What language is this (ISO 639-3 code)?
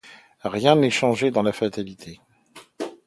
fra